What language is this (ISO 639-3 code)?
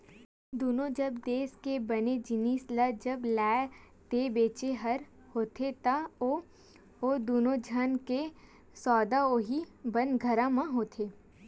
hne